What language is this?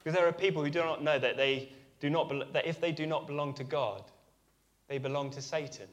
English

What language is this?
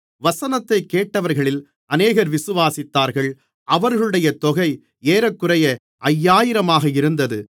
Tamil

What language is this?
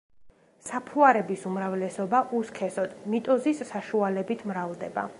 Georgian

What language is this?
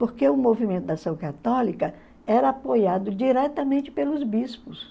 Portuguese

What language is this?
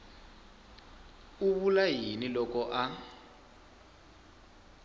Tsonga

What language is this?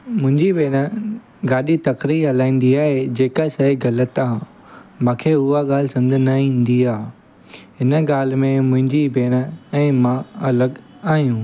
Sindhi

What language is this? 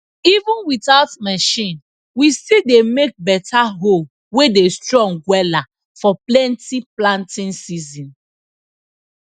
Nigerian Pidgin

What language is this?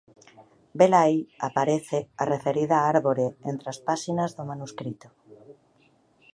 Galician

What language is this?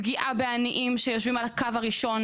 Hebrew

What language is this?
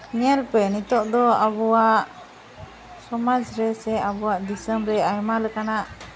Santali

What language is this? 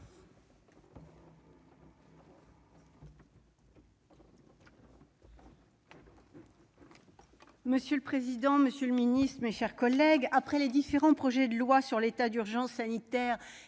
French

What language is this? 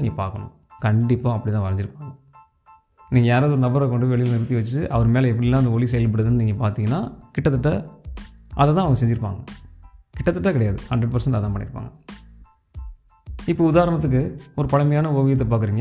Tamil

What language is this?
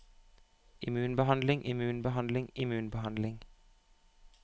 Norwegian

